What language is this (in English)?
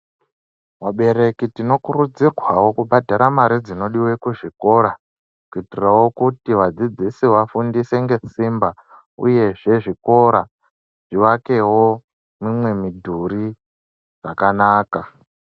Ndau